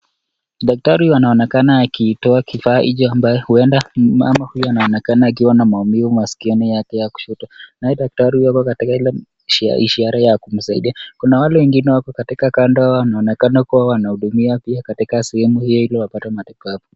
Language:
Swahili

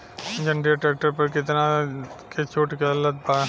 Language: Bhojpuri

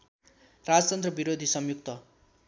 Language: Nepali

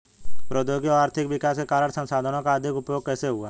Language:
Hindi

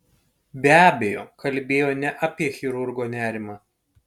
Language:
Lithuanian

